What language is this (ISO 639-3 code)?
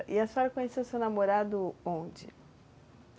por